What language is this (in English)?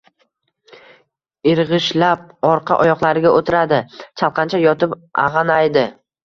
Uzbek